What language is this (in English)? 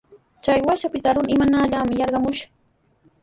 Sihuas Ancash Quechua